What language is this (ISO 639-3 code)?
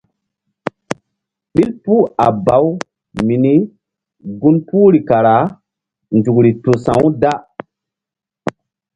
mdd